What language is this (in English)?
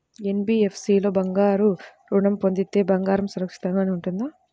Telugu